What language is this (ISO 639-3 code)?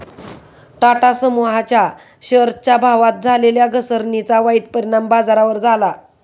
mar